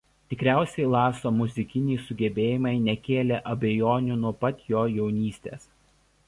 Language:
Lithuanian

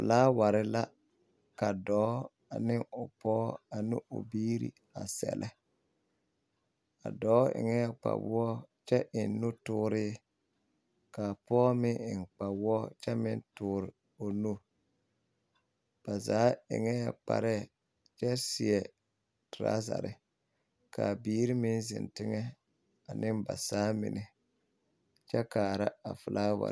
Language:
Southern Dagaare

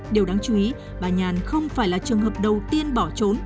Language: Vietnamese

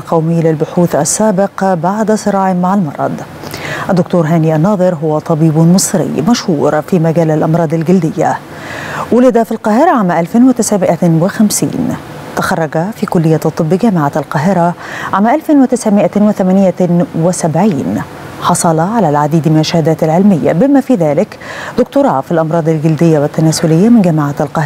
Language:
Arabic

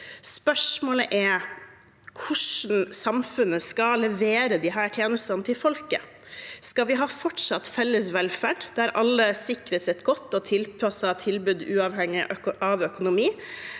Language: Norwegian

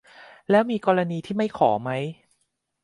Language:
Thai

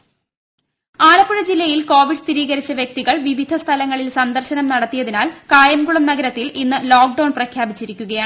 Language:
Malayalam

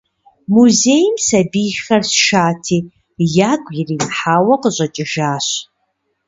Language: Kabardian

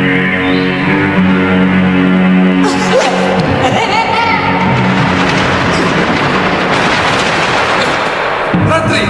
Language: Indonesian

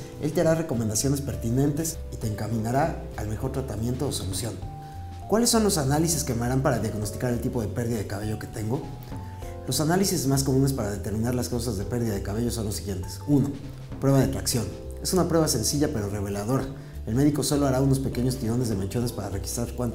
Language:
Spanish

